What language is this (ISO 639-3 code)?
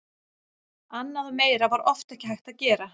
isl